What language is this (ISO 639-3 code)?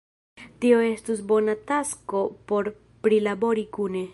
epo